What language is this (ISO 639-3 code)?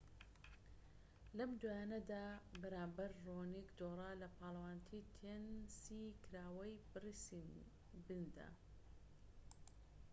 ckb